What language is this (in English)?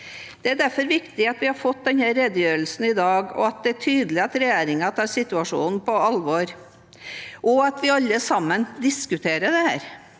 Norwegian